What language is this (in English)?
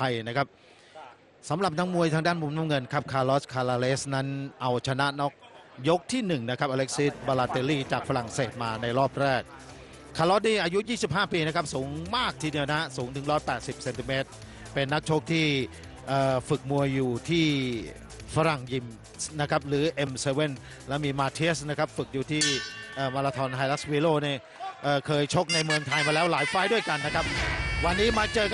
Thai